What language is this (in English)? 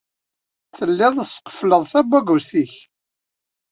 Kabyle